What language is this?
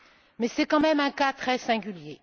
French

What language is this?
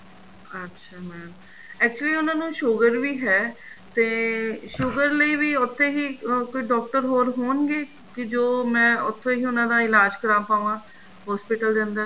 Punjabi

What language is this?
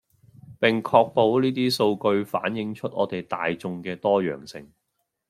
Cantonese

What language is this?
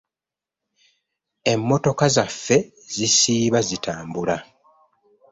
Ganda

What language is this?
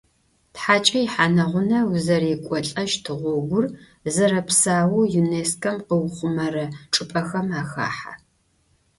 Adyghe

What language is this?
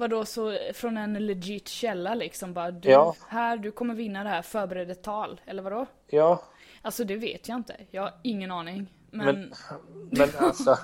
Swedish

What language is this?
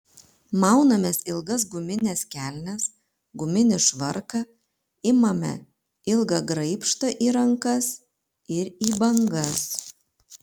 Lithuanian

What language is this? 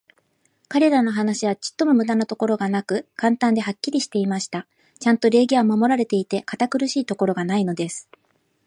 Japanese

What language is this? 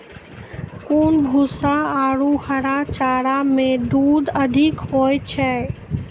Maithili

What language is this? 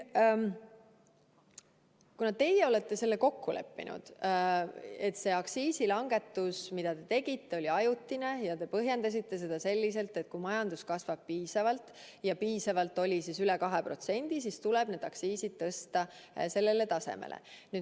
Estonian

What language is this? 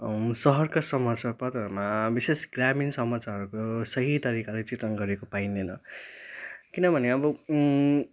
Nepali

